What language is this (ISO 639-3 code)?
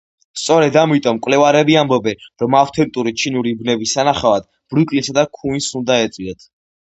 kat